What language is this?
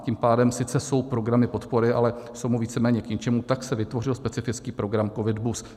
Czech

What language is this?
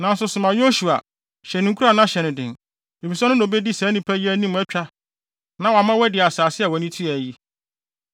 Akan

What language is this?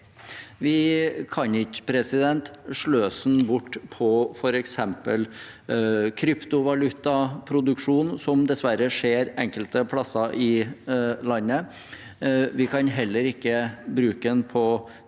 Norwegian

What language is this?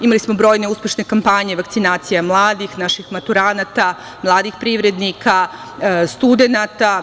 Serbian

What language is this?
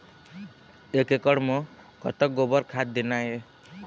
Chhattisgarhi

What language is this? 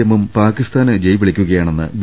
Malayalam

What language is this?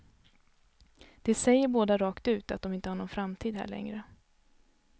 Swedish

